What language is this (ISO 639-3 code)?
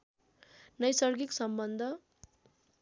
nep